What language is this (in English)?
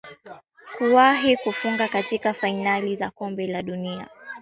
Swahili